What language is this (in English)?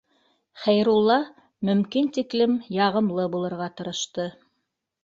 Bashkir